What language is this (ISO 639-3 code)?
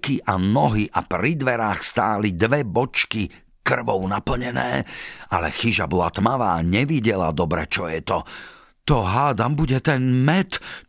slk